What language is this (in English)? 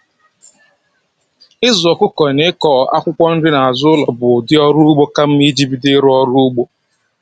Igbo